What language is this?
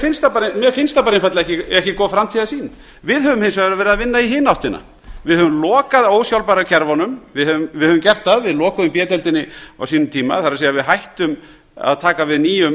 Icelandic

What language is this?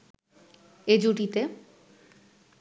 Bangla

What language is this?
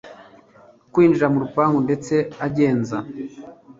Kinyarwanda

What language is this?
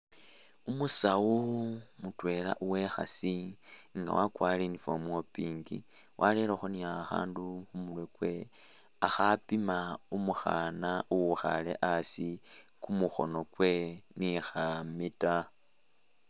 Masaaba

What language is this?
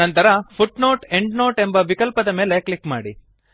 Kannada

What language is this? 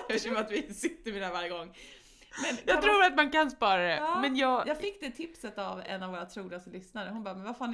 Swedish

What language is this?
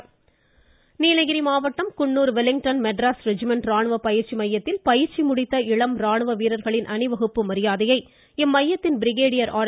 Tamil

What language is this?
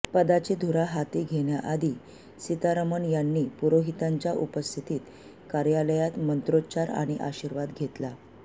Marathi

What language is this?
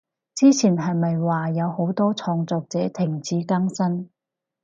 Cantonese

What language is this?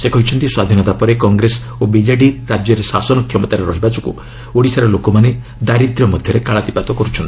Odia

